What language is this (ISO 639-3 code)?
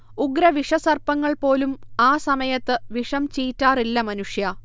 mal